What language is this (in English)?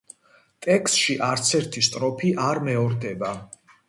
Georgian